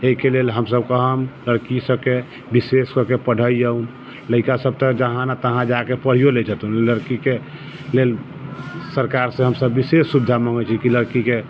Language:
Maithili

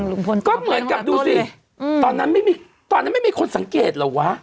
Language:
Thai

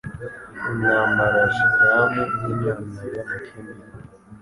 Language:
Kinyarwanda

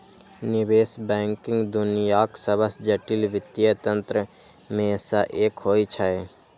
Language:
Maithili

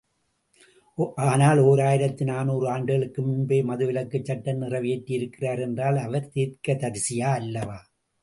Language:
Tamil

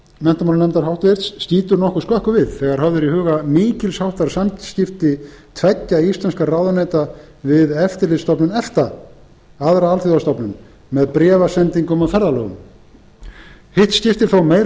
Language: Icelandic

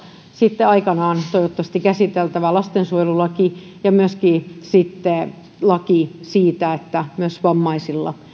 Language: Finnish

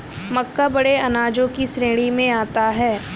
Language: Hindi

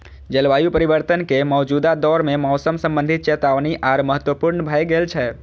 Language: Maithili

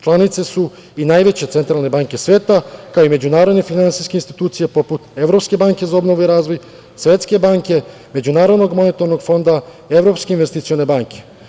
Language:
Serbian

